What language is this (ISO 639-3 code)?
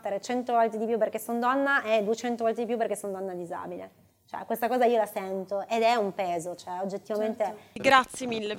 ita